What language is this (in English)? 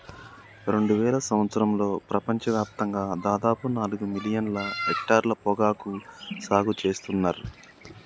Telugu